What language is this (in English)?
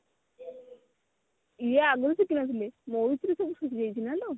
Odia